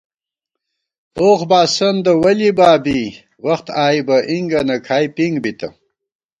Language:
Gawar-Bati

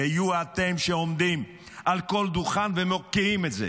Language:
Hebrew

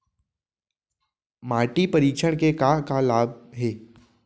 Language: Chhattisgarhi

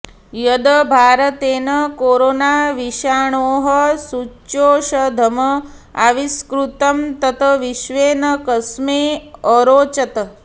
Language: Sanskrit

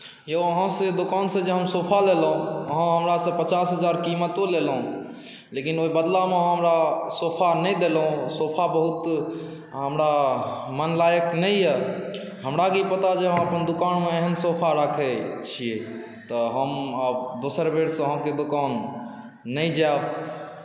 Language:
Maithili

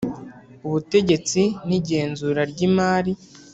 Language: Kinyarwanda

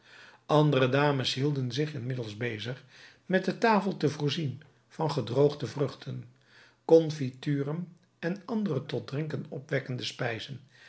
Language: Dutch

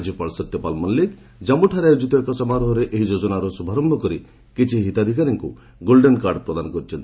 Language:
Odia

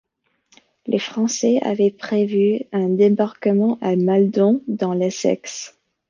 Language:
French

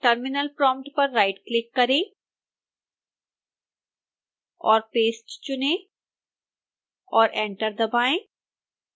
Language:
Hindi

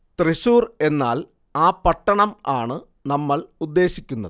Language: Malayalam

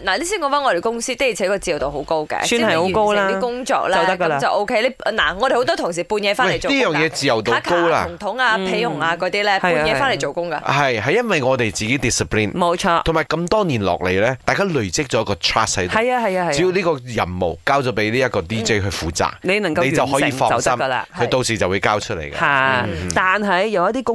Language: Chinese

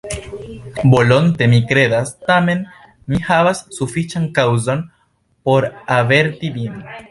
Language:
Esperanto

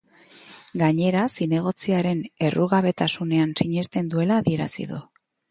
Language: Basque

